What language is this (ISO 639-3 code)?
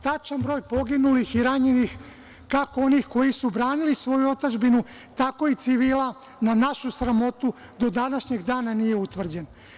srp